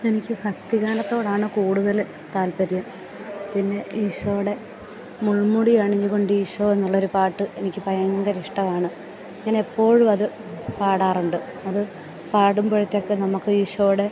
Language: Malayalam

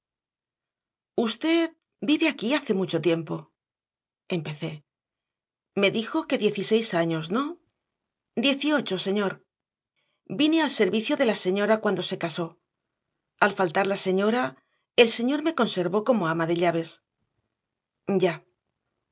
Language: Spanish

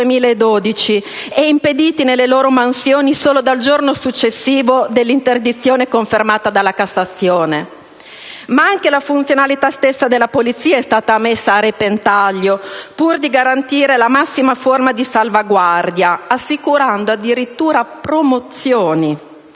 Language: Italian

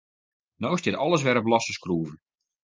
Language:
Western Frisian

